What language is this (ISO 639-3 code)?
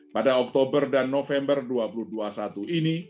ind